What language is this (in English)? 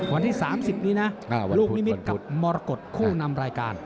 Thai